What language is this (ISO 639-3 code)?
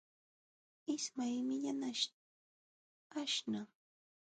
qxw